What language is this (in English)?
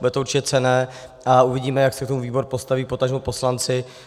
Czech